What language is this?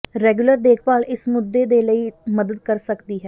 Punjabi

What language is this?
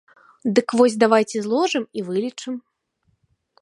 Belarusian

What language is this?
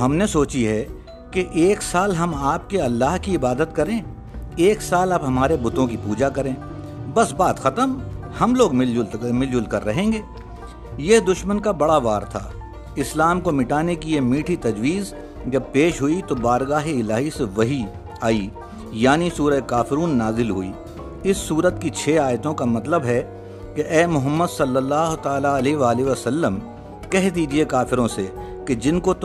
Urdu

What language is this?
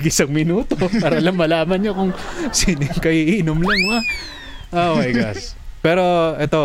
Filipino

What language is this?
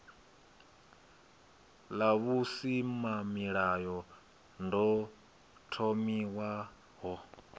Venda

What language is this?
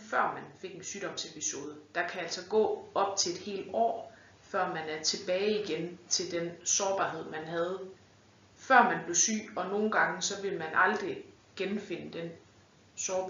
Danish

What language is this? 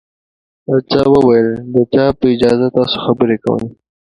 Pashto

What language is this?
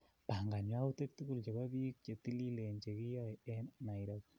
Kalenjin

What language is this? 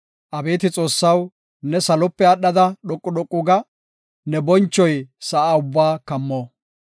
Gofa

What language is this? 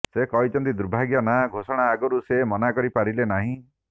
Odia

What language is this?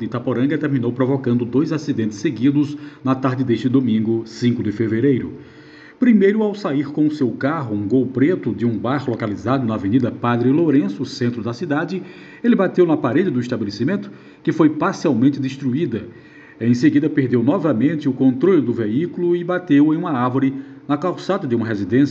Portuguese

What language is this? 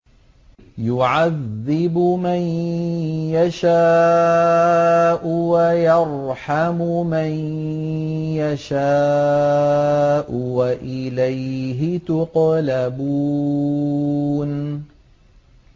Arabic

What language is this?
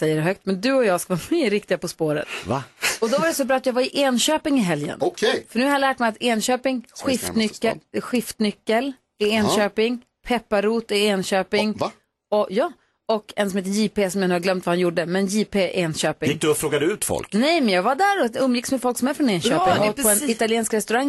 Swedish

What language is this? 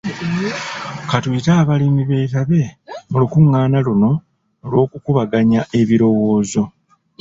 Ganda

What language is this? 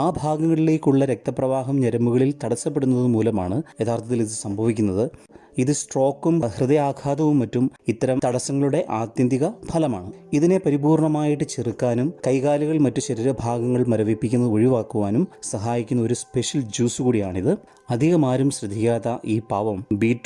Malayalam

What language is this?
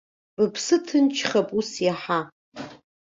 Abkhazian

